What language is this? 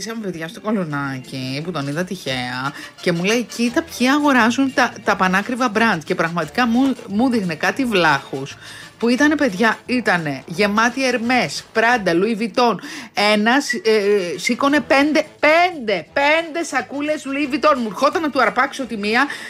Greek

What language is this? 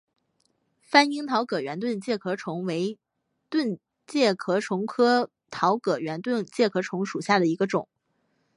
Chinese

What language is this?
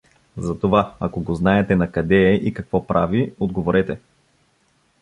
Bulgarian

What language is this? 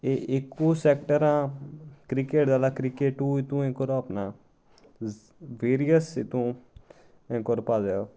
Konkani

